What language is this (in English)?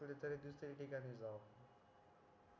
Marathi